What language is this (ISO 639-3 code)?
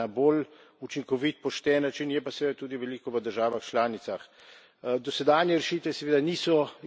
slv